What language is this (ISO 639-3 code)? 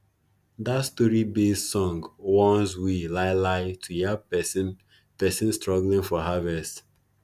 pcm